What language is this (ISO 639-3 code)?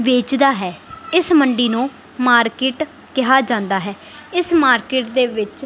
pan